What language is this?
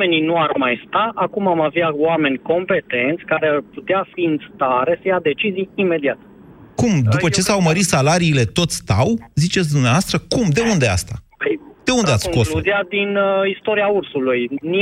Romanian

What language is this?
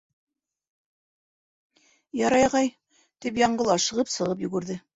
Bashkir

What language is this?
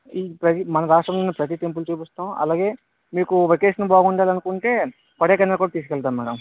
Telugu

